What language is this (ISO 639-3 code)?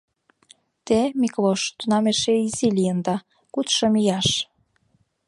chm